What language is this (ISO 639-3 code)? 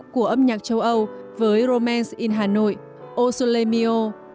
vie